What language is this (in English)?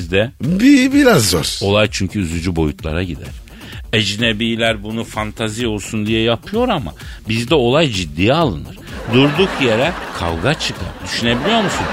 Turkish